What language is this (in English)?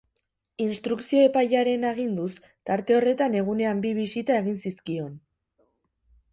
Basque